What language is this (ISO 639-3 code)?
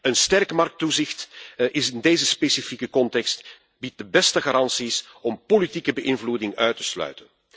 nld